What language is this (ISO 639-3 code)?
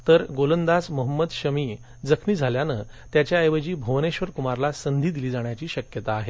mar